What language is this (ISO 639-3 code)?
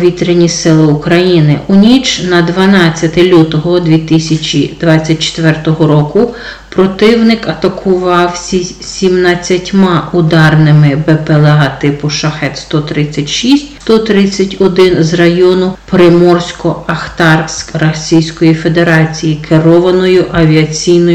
ukr